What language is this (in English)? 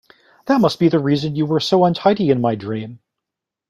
English